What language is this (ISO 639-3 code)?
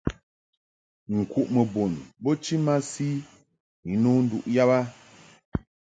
mhk